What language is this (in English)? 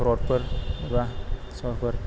Bodo